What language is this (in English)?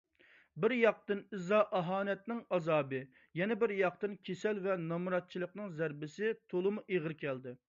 Uyghur